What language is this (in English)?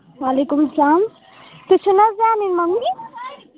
Kashmiri